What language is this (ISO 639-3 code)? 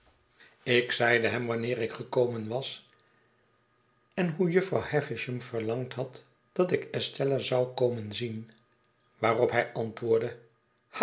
nld